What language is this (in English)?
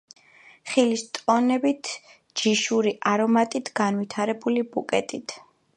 Georgian